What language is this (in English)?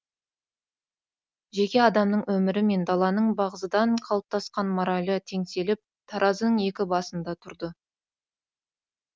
Kazakh